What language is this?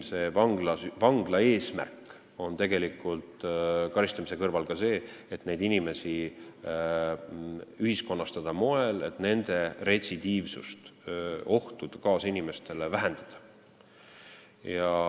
Estonian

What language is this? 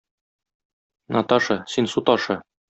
Tatar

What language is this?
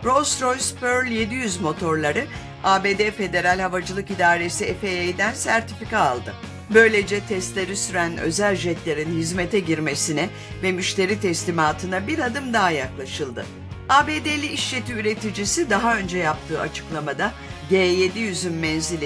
Turkish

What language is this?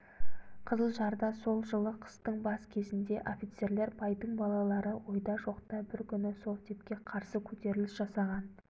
Kazakh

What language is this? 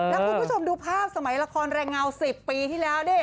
Thai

